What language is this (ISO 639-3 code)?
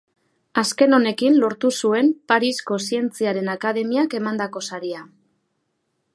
eus